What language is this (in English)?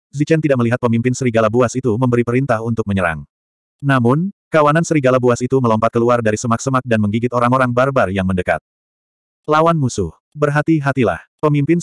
Indonesian